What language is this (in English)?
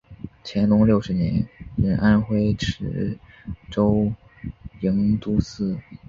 Chinese